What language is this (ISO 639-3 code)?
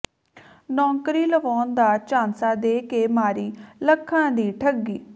pan